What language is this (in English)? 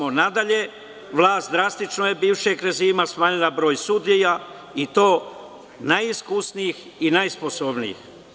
Serbian